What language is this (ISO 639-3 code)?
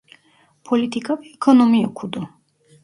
tur